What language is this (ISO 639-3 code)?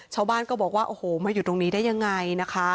tha